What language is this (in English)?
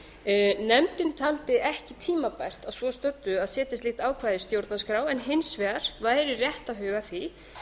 Icelandic